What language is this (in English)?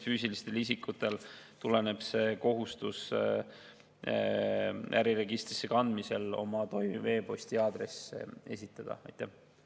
Estonian